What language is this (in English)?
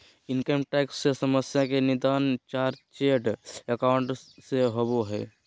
Magahi